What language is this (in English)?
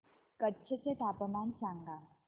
Marathi